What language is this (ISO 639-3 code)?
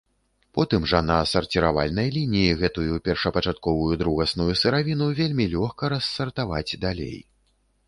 bel